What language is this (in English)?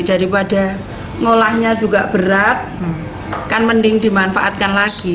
Indonesian